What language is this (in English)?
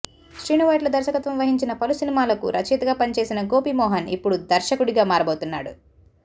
Telugu